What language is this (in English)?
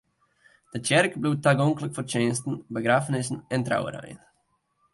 Western Frisian